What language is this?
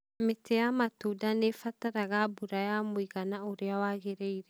Kikuyu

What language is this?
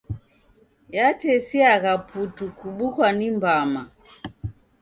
Taita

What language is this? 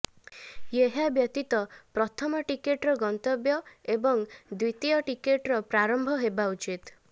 Odia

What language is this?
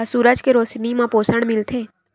Chhattisgarhi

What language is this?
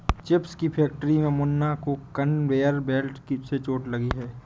Hindi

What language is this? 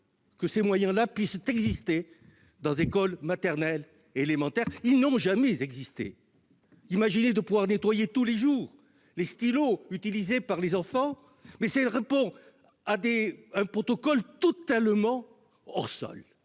French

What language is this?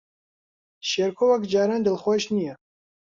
Central Kurdish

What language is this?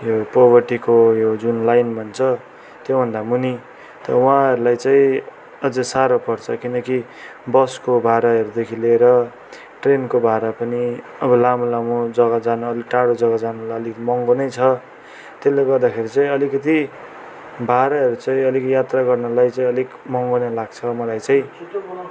Nepali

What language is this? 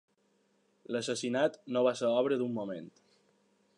Catalan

